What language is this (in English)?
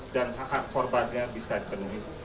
Indonesian